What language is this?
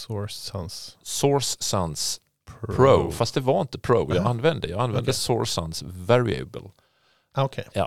Swedish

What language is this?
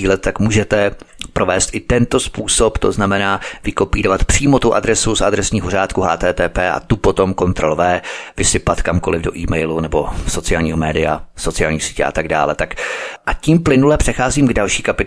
Czech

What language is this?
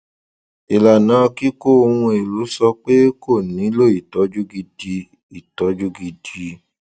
Yoruba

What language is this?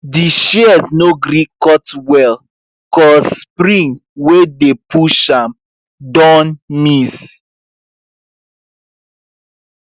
Nigerian Pidgin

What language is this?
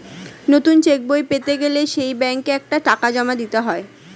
Bangla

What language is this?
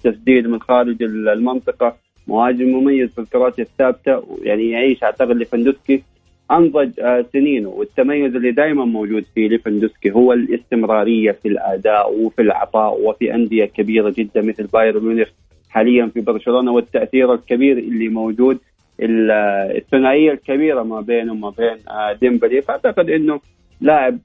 Arabic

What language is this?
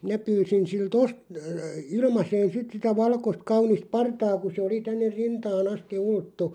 Finnish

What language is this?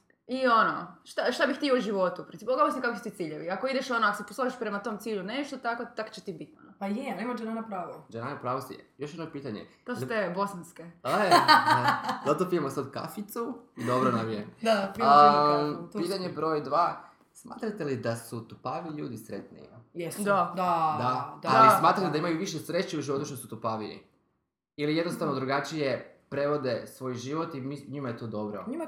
Croatian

